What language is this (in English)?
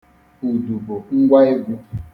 Igbo